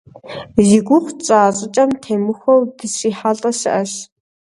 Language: Kabardian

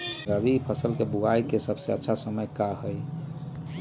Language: Magahi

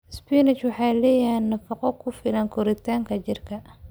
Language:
Somali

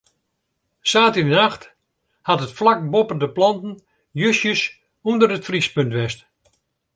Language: Western Frisian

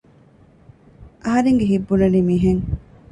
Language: Divehi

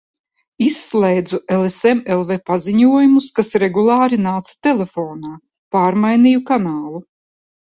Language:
Latvian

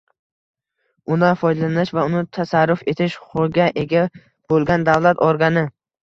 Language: Uzbek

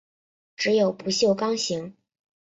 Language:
Chinese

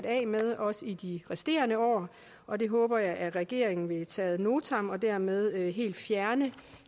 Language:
Danish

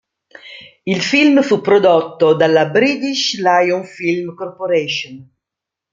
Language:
Italian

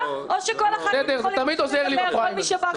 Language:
Hebrew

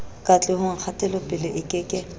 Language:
Southern Sotho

